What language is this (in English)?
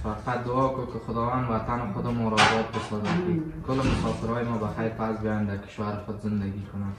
Persian